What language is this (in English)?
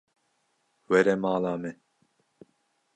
Kurdish